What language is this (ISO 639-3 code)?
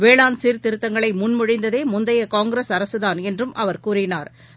tam